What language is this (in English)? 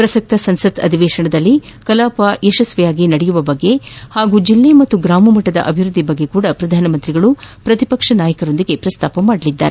Kannada